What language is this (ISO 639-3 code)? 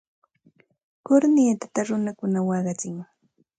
qxt